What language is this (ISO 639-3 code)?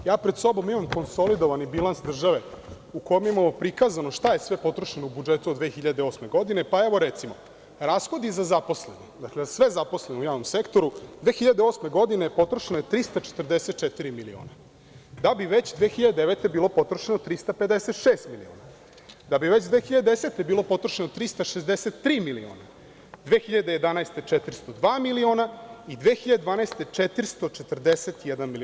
srp